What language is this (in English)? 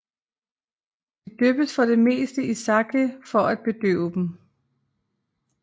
Danish